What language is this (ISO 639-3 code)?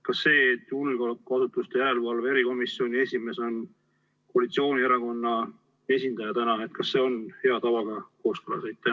est